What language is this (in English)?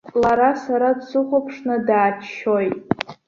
Abkhazian